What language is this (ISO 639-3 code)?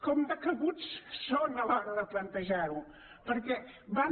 cat